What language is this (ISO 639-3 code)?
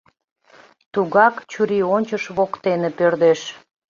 chm